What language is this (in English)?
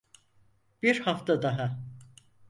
Turkish